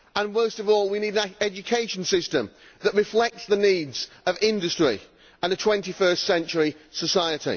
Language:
English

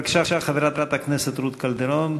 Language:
Hebrew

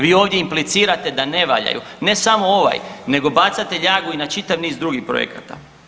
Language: Croatian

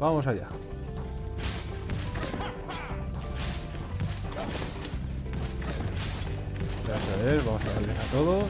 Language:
Spanish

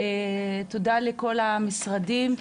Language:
Hebrew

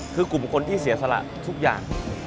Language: Thai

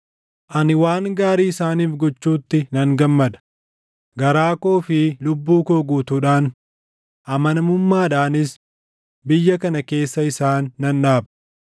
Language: Oromo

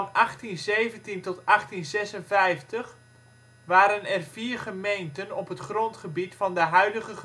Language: Dutch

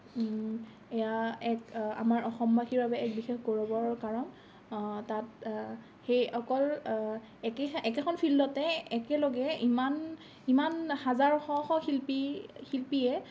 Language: Assamese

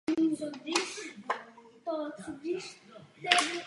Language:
Czech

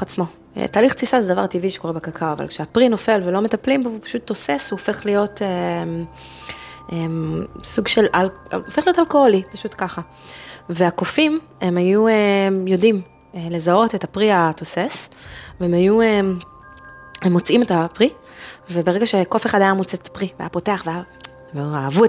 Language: Hebrew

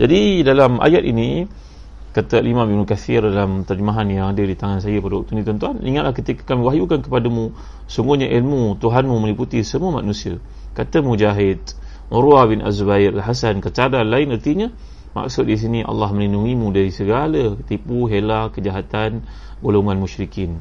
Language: Malay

